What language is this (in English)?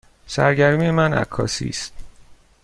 Persian